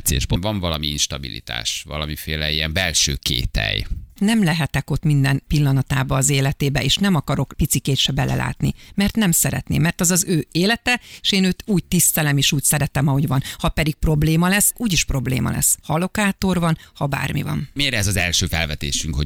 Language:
Hungarian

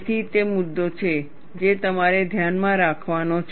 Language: Gujarati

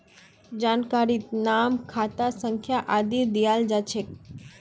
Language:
Magahi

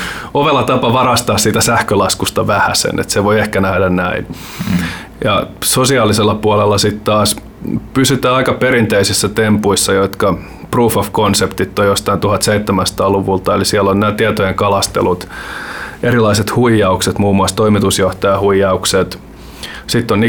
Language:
Finnish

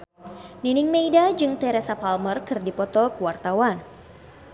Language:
Sundanese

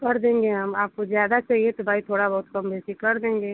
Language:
Hindi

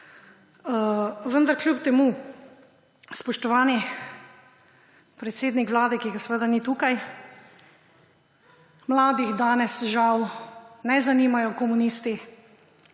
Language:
Slovenian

